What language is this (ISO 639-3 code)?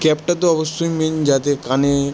ben